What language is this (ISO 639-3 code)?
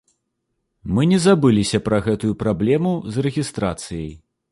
bel